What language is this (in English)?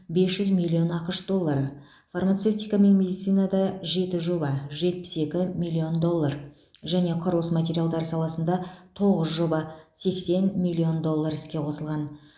Kazakh